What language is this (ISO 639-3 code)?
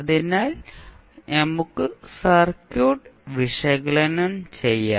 mal